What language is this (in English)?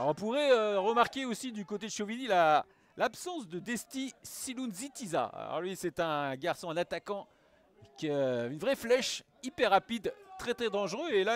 French